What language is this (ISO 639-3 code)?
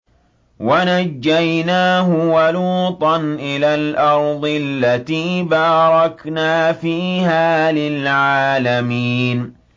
ara